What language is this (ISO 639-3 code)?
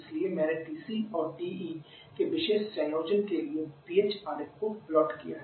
hin